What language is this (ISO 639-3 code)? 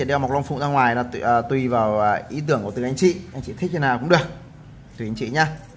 vie